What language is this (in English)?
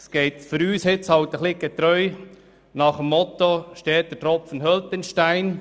Swiss German